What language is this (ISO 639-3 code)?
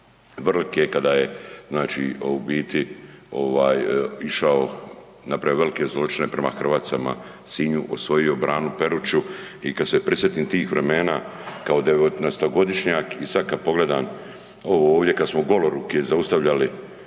hrv